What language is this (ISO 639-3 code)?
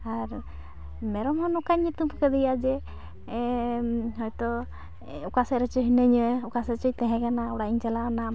sat